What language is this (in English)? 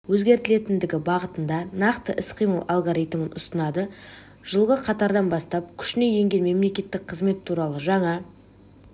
Kazakh